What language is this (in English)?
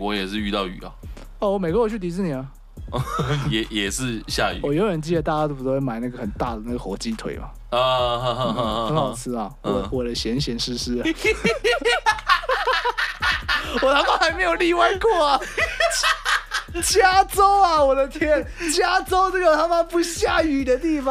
Chinese